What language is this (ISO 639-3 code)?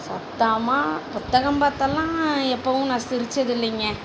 tam